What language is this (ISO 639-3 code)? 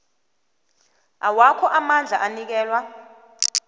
nbl